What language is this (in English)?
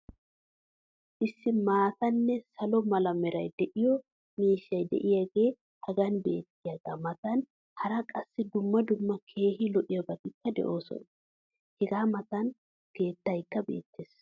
Wolaytta